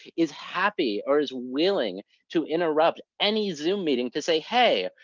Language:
English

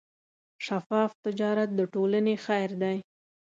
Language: Pashto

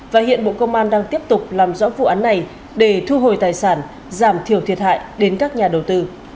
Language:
Vietnamese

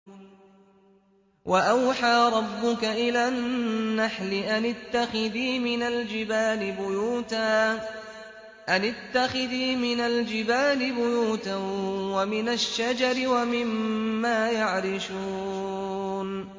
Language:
Arabic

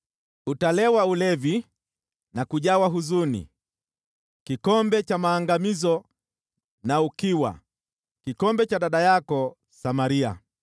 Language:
Swahili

